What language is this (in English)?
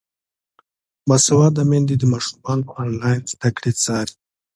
Pashto